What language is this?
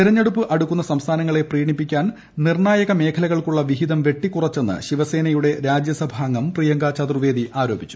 Malayalam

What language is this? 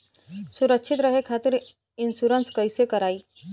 Bhojpuri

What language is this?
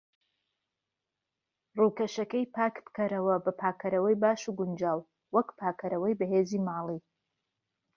Central Kurdish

